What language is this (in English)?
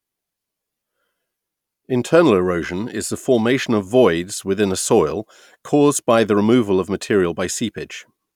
English